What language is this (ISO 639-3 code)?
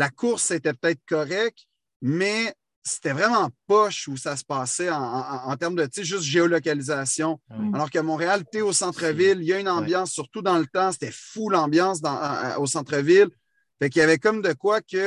fra